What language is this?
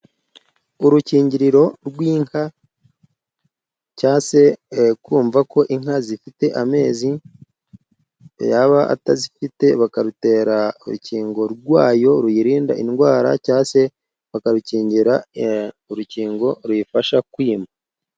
Kinyarwanda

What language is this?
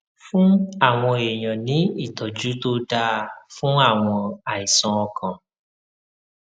Yoruba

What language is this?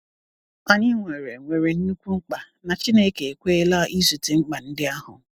Igbo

